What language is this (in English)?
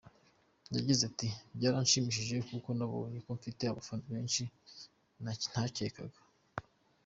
Kinyarwanda